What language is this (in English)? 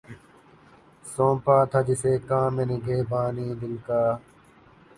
Urdu